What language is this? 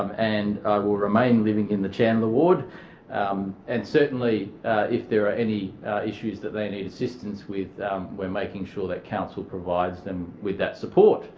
English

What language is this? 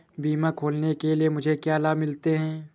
Hindi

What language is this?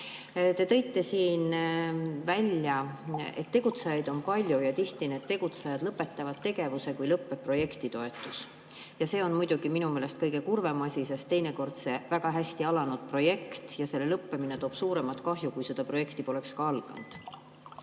Estonian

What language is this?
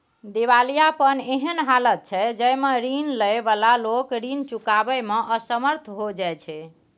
Maithili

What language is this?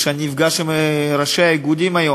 Hebrew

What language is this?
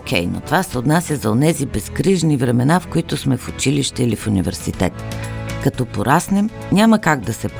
Bulgarian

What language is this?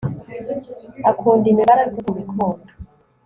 Kinyarwanda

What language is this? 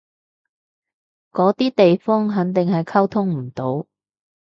Cantonese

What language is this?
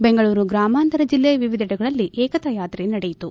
Kannada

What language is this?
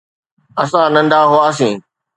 Sindhi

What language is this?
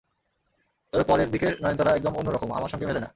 Bangla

